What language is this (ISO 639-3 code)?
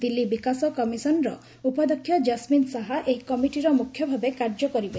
ori